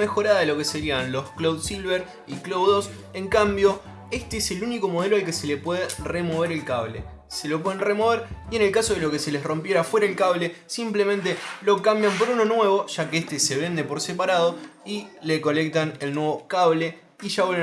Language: Spanish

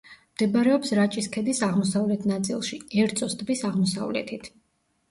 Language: Georgian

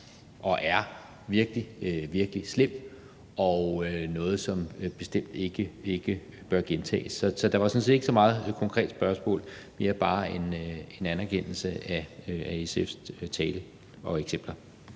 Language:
Danish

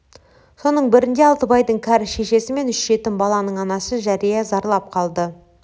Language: Kazakh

